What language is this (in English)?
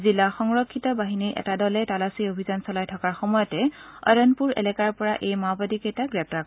Assamese